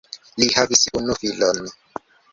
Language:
Esperanto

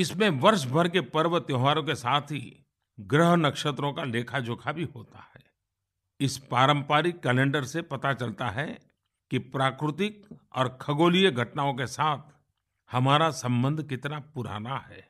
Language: Hindi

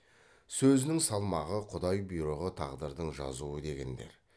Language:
Kazakh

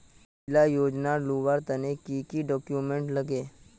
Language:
Magahi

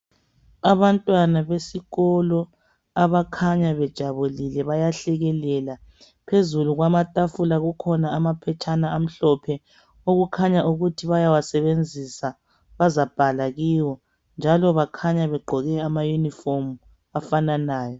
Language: North Ndebele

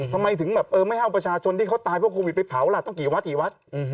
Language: Thai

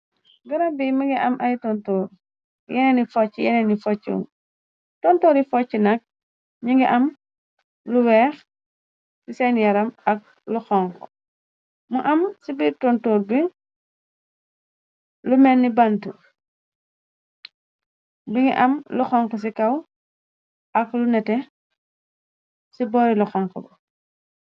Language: Wolof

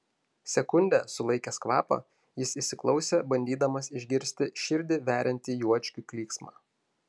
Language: Lithuanian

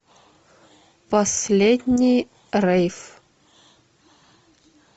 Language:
Russian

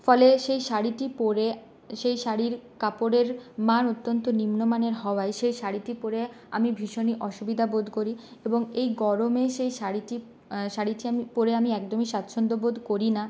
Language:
Bangla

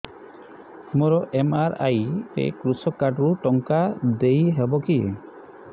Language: Odia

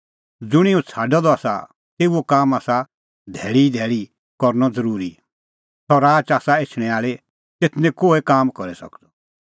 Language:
Kullu Pahari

